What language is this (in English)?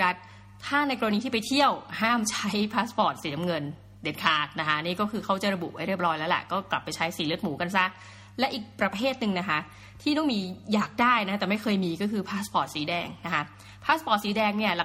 Thai